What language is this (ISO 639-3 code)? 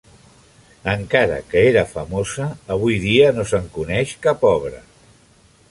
cat